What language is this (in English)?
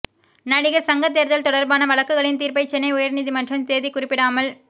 Tamil